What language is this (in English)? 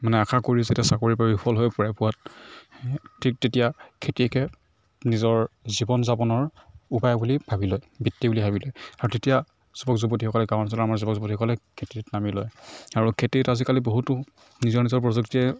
Assamese